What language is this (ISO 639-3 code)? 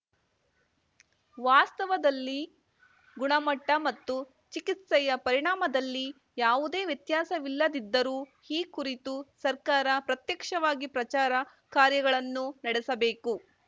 kan